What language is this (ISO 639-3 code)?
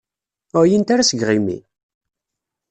kab